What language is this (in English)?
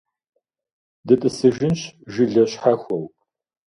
Kabardian